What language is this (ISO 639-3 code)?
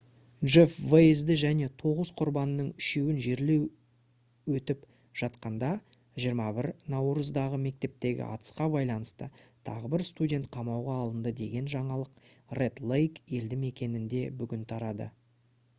kaz